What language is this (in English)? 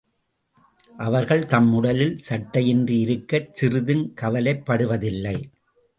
Tamil